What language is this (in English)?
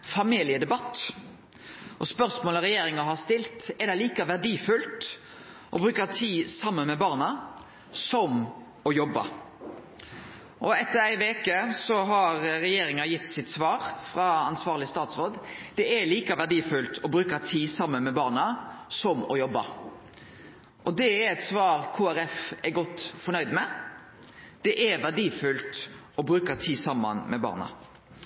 Norwegian Nynorsk